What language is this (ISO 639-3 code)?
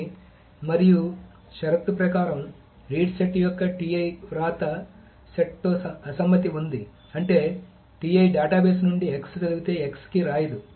tel